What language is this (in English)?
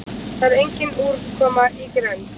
Icelandic